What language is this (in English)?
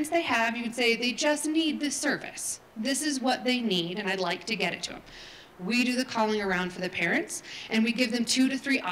English